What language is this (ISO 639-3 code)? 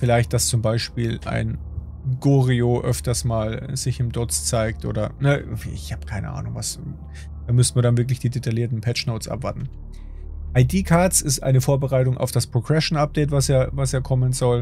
deu